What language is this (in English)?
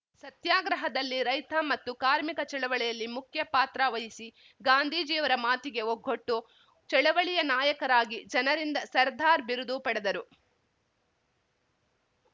Kannada